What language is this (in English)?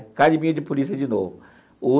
Portuguese